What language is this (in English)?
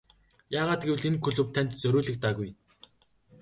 Mongolian